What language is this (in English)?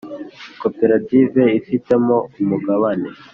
Kinyarwanda